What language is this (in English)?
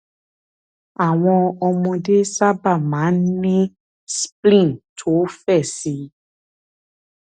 Yoruba